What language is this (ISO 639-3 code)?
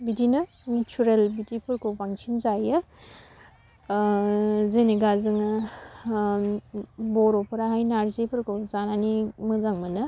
brx